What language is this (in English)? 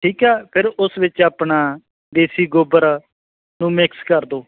Punjabi